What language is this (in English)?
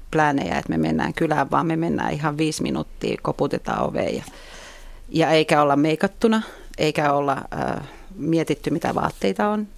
Finnish